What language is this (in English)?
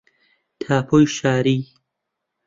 Central Kurdish